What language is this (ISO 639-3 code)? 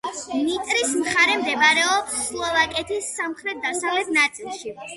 kat